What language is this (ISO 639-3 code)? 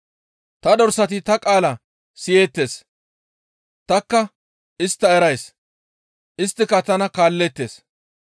gmv